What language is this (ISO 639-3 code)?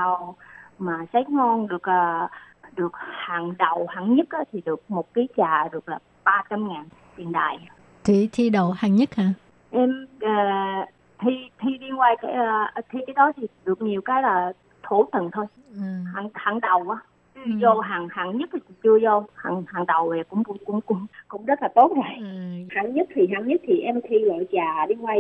vie